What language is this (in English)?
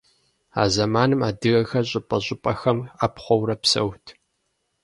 Kabardian